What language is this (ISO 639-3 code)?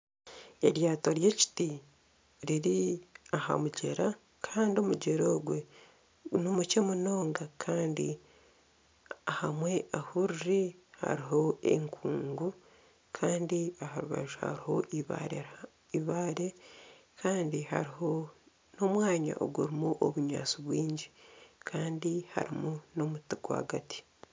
nyn